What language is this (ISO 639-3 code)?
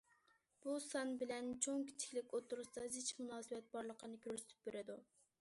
uig